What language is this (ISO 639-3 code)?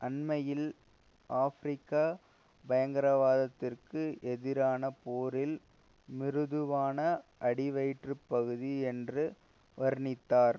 tam